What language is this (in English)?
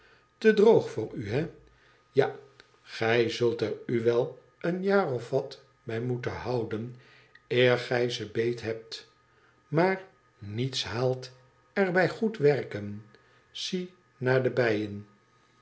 Dutch